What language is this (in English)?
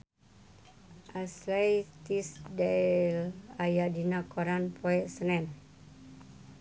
Sundanese